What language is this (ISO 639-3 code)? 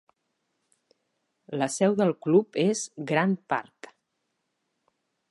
cat